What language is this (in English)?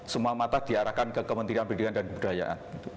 Indonesian